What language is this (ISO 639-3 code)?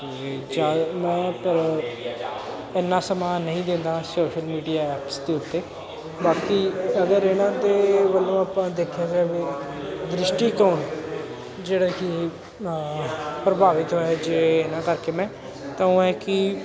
pan